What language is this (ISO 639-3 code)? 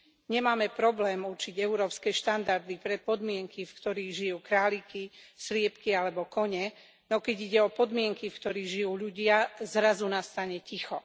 slk